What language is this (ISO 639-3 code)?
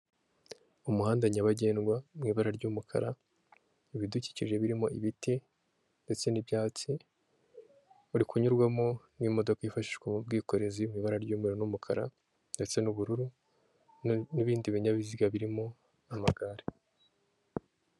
kin